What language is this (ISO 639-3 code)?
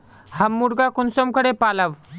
mag